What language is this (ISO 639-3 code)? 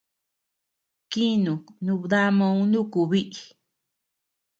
cux